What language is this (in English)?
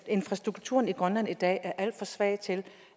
Danish